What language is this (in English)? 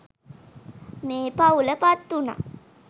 Sinhala